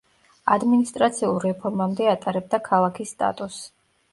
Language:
Georgian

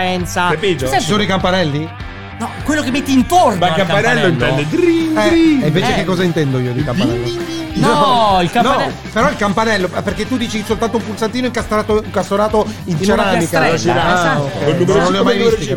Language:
Italian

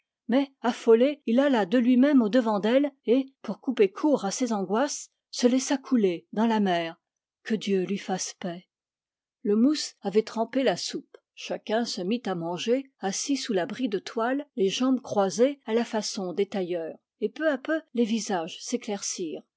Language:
French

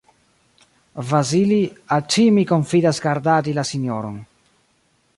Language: Esperanto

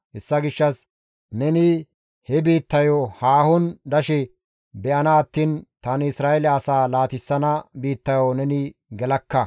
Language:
Gamo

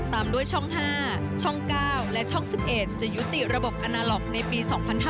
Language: Thai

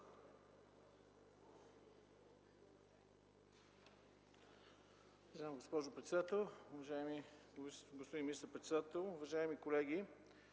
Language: Bulgarian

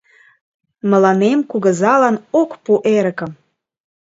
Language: Mari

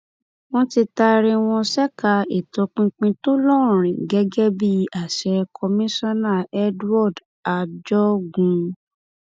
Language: Yoruba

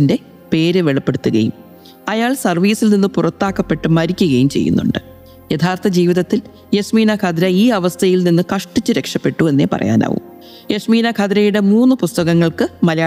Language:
Malayalam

